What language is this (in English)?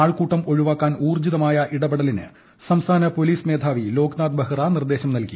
Malayalam